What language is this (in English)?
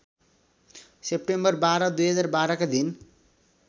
Nepali